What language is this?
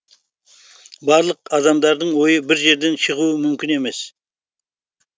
Kazakh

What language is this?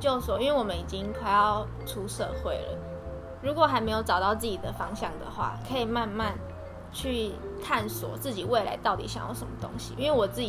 Chinese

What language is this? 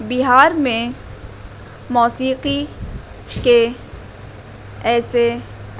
Urdu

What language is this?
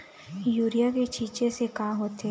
Chhattisgarhi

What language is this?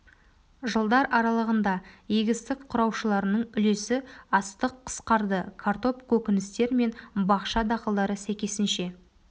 Kazakh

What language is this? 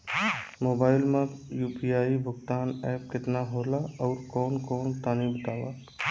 Bhojpuri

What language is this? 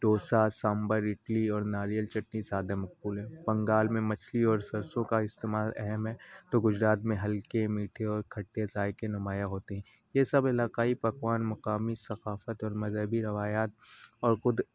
Urdu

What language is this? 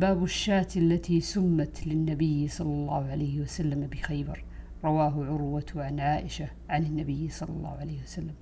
Arabic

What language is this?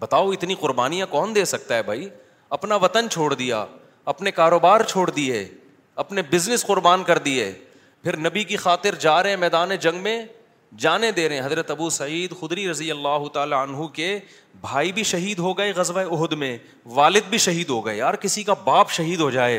Urdu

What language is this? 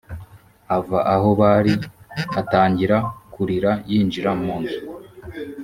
Kinyarwanda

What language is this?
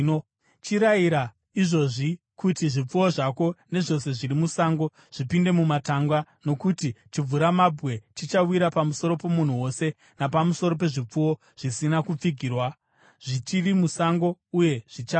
Shona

